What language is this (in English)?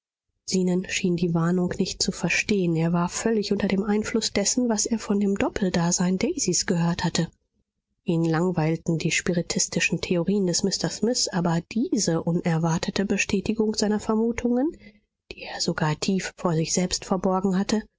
German